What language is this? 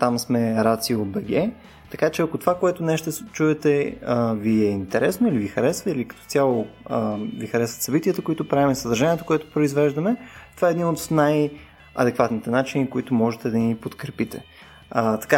Bulgarian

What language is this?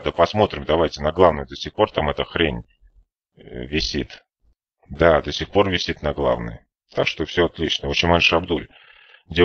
Russian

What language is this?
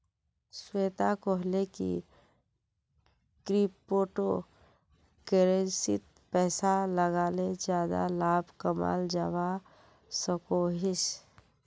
Magahi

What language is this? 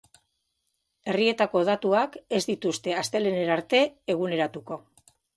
Basque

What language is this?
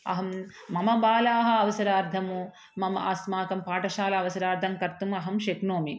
Sanskrit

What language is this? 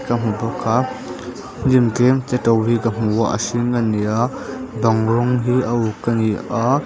Mizo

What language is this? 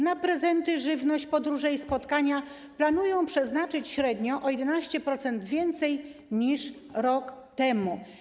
Polish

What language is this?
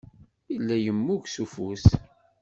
Kabyle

